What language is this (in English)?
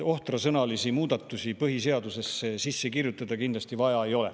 Estonian